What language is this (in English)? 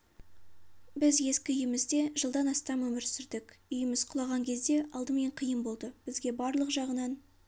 Kazakh